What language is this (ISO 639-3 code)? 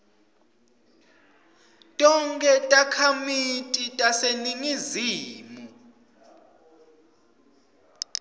ssw